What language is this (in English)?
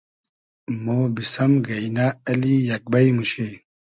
Hazaragi